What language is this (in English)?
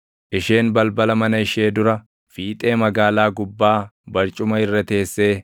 Oromo